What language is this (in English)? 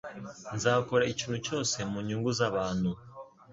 Kinyarwanda